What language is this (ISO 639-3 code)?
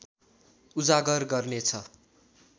nep